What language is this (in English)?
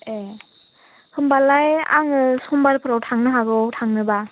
Bodo